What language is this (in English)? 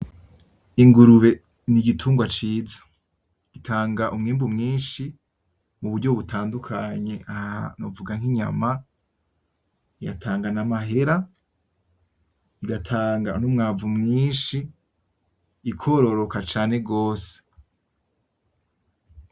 Rundi